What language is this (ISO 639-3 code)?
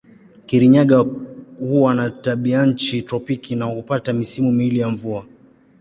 swa